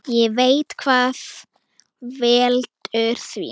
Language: Icelandic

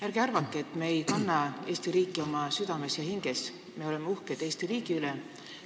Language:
Estonian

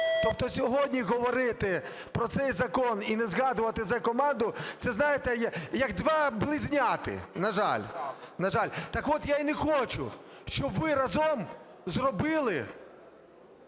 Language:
Ukrainian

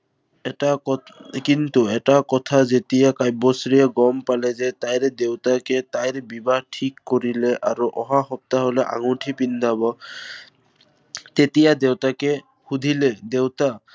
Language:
Assamese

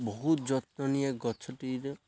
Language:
Odia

